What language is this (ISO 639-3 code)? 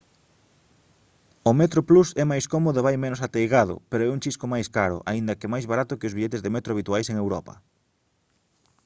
glg